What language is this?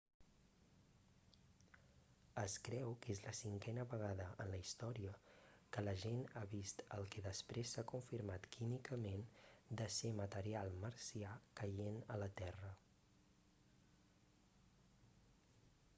Catalan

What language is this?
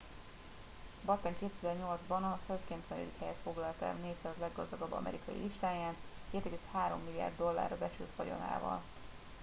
Hungarian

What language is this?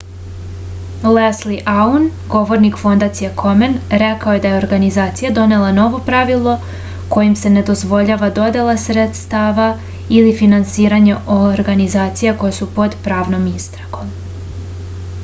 Serbian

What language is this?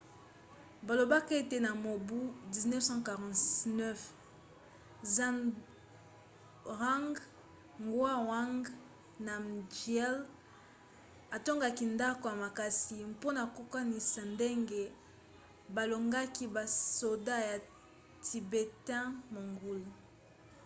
Lingala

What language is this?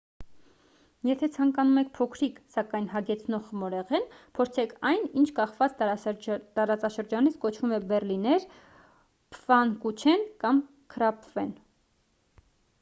Armenian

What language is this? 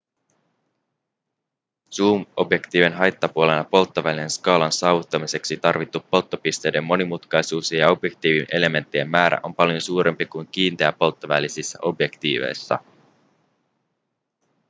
Finnish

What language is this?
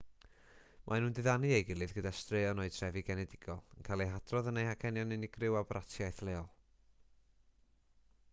Welsh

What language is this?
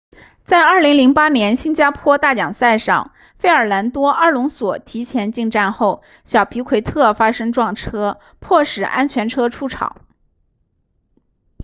Chinese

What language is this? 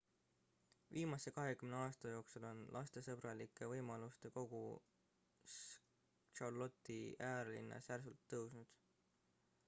Estonian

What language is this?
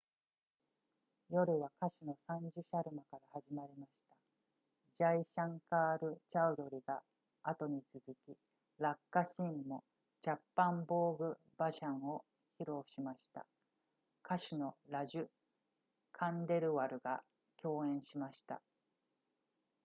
Japanese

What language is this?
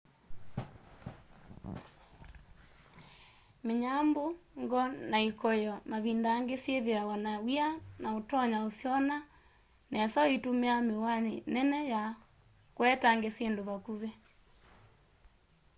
Kamba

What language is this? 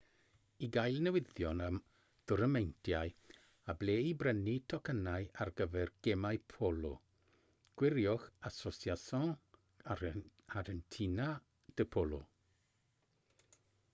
Welsh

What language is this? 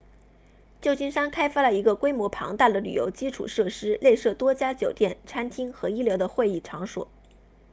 Chinese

